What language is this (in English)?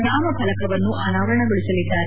Kannada